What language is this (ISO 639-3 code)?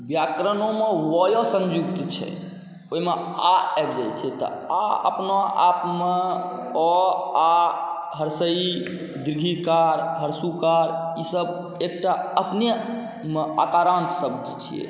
mai